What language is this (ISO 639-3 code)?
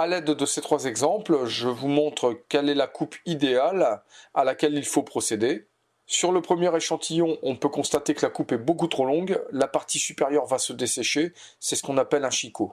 fra